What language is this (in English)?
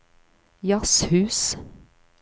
Norwegian